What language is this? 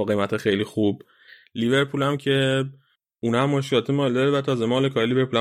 Persian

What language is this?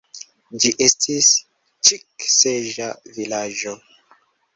Esperanto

